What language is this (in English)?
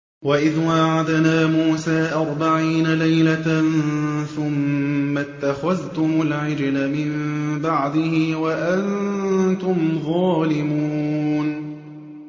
Arabic